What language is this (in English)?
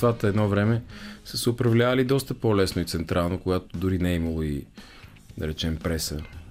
Bulgarian